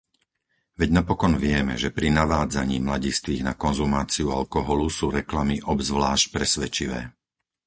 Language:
Slovak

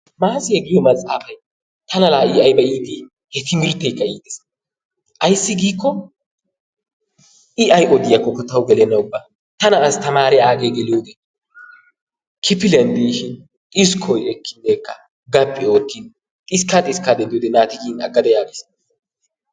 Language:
Wolaytta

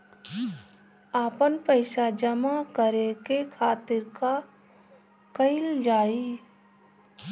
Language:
Bhojpuri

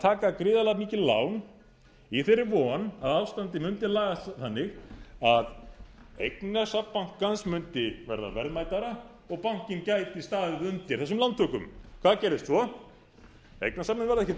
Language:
Icelandic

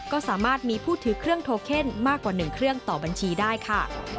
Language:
Thai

